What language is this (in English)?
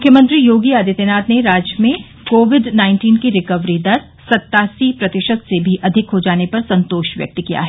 Hindi